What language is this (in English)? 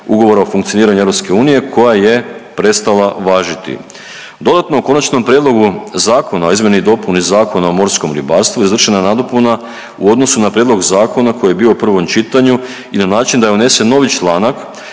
Croatian